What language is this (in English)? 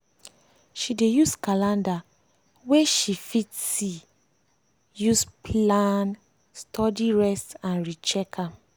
Nigerian Pidgin